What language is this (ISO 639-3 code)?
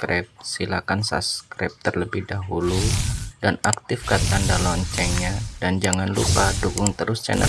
ind